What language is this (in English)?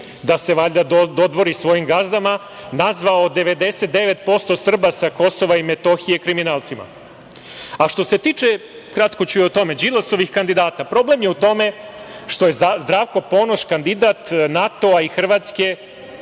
Serbian